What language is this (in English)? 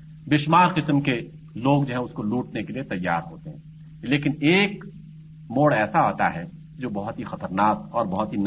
Urdu